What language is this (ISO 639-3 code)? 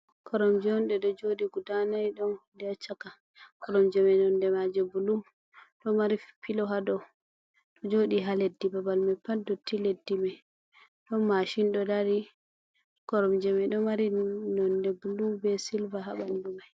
ful